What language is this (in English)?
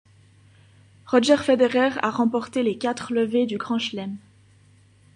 French